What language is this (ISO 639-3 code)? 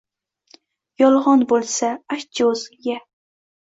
uzb